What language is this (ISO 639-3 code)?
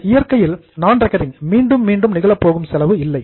tam